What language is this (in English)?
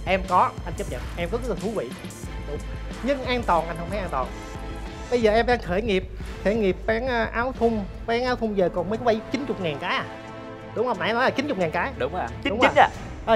Vietnamese